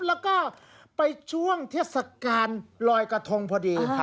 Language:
Thai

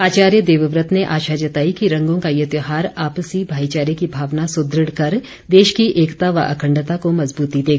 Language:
Hindi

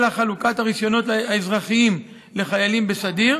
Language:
Hebrew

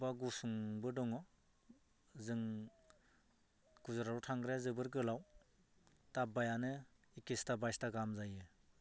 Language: Bodo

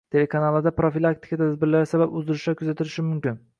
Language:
Uzbek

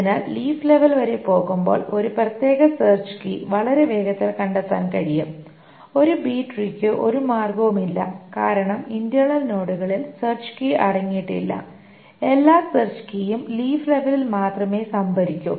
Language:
Malayalam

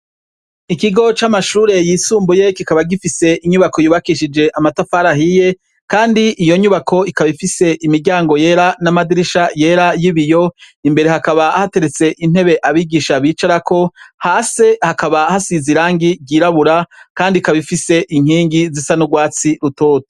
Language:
Rundi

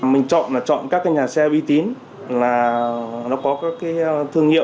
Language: Vietnamese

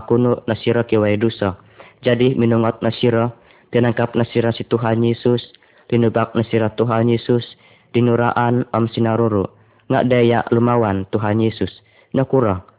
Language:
Malay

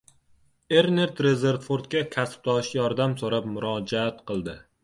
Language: Uzbek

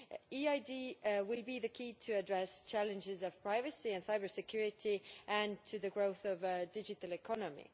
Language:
English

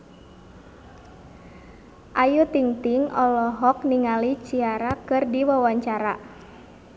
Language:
Sundanese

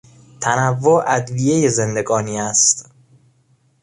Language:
Persian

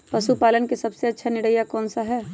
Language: Magahi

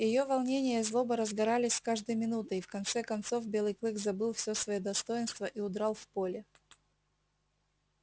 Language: Russian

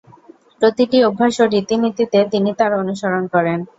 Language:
Bangla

